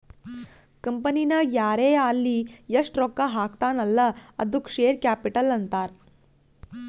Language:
Kannada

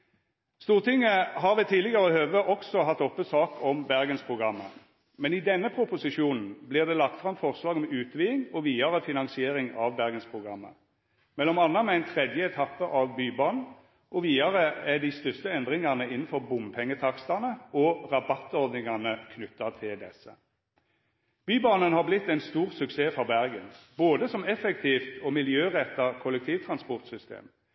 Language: Norwegian Nynorsk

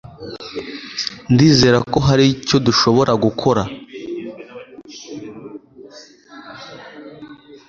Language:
Kinyarwanda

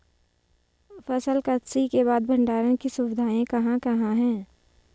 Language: Hindi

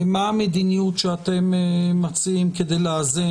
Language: Hebrew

